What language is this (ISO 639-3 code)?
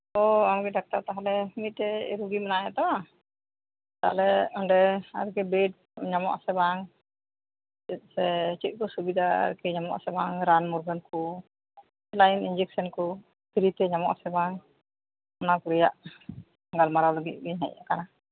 sat